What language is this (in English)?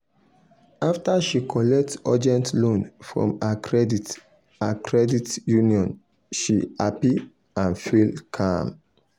Nigerian Pidgin